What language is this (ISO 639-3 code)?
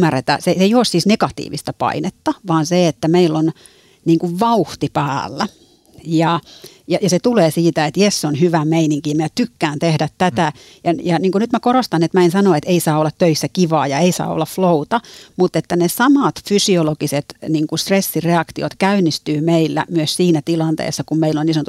fin